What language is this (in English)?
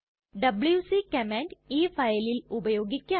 Malayalam